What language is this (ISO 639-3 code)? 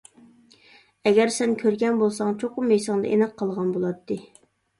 uig